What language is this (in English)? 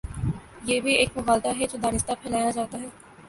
Urdu